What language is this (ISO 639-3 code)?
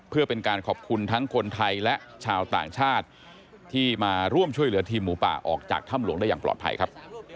tha